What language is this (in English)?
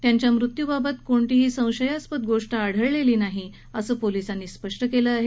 Marathi